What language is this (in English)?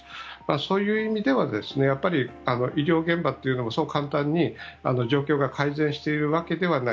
Japanese